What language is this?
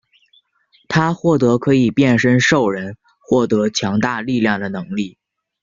Chinese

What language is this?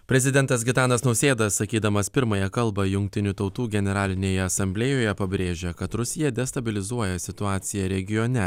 Lithuanian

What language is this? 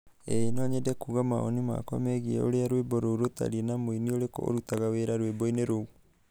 Kikuyu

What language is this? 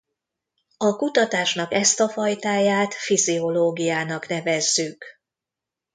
Hungarian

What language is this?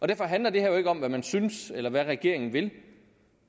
Danish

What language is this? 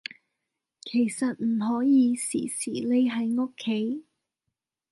Cantonese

